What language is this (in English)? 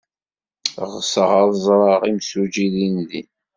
Kabyle